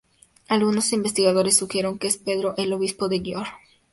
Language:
Spanish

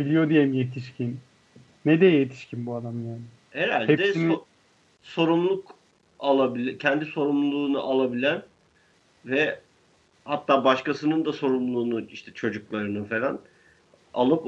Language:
Turkish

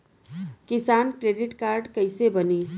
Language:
Bhojpuri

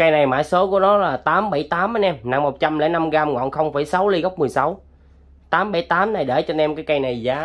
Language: Vietnamese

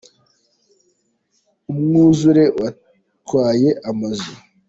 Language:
Kinyarwanda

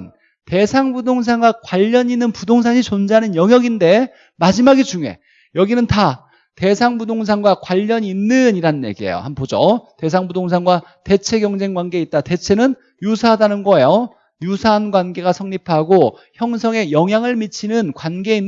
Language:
Korean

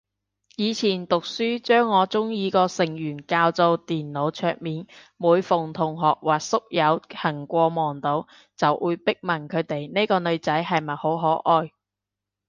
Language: Cantonese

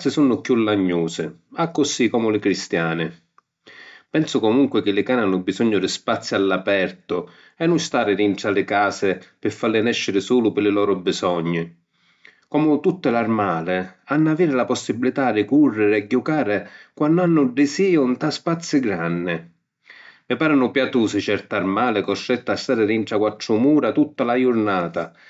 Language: Sicilian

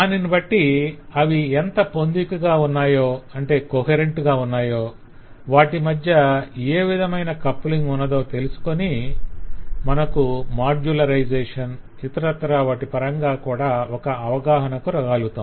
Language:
Telugu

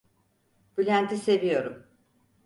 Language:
Turkish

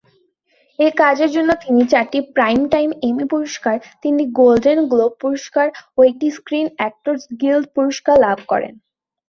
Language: Bangla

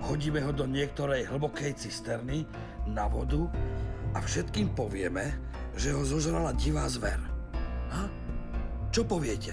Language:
Slovak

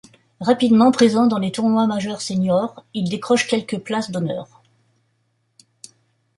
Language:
French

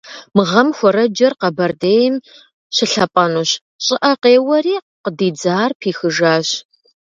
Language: Kabardian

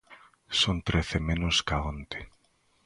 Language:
Galician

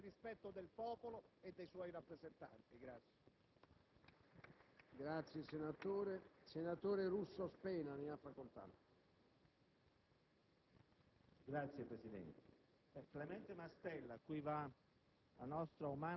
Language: Italian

